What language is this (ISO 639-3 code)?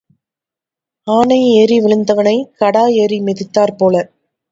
tam